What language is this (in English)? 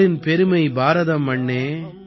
Tamil